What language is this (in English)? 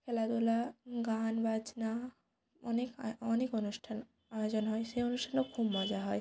Bangla